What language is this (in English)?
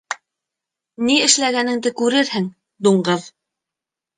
Bashkir